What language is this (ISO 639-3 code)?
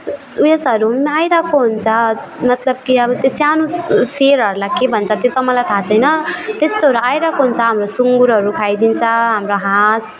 nep